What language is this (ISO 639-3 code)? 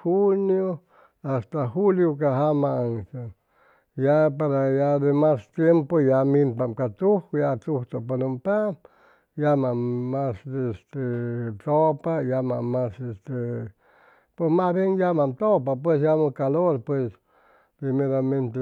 zoh